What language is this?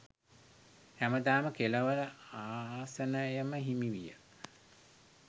Sinhala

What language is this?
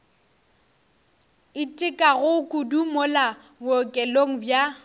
Northern Sotho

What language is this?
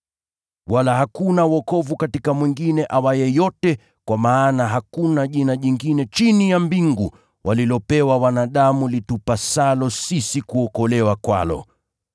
Swahili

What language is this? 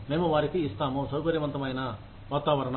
Telugu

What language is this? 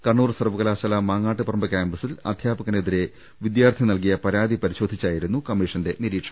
Malayalam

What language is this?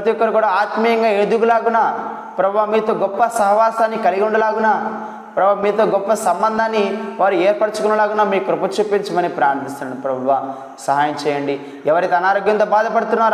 Telugu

